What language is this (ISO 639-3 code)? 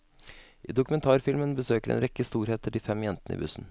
nor